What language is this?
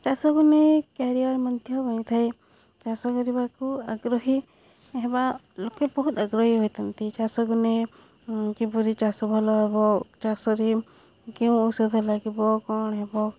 Odia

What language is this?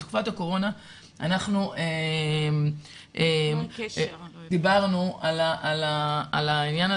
Hebrew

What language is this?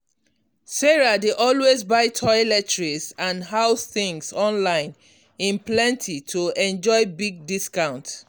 Nigerian Pidgin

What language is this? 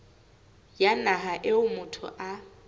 Southern Sotho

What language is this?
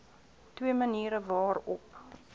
Afrikaans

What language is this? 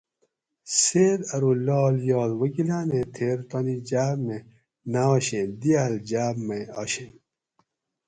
Gawri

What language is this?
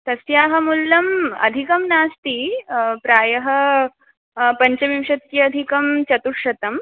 Sanskrit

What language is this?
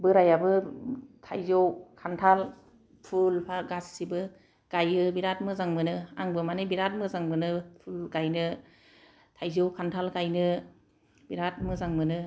Bodo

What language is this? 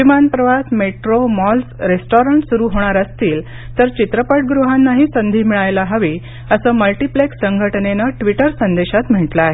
Marathi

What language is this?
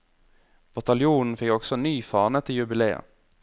Norwegian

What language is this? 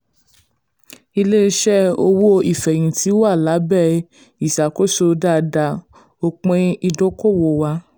Yoruba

